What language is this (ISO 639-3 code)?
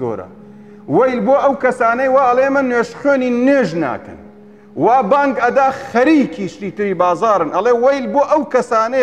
ara